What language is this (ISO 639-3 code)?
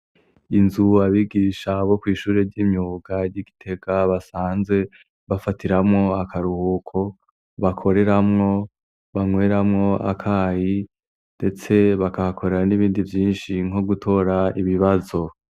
run